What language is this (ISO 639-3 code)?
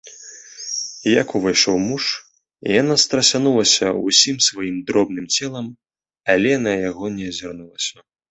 bel